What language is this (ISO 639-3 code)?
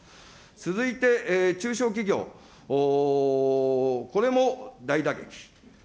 jpn